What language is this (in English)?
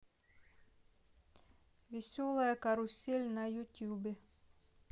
Russian